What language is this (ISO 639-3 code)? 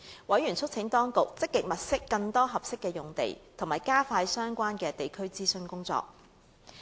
yue